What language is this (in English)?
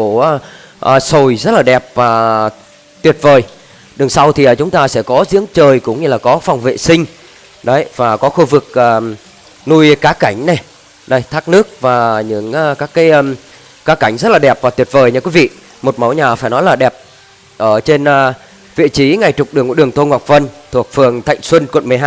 Vietnamese